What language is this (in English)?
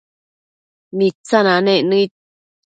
Matsés